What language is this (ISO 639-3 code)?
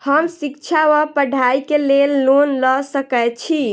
mai